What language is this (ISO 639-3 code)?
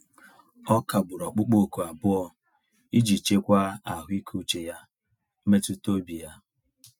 ibo